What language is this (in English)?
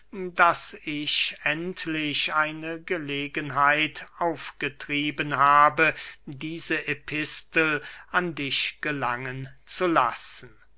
German